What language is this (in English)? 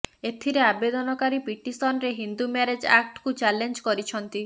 Odia